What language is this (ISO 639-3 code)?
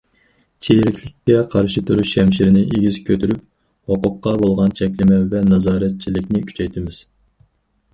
uig